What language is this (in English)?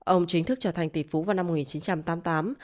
Vietnamese